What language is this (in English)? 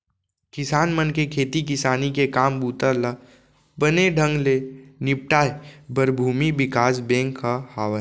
Chhattisgarhi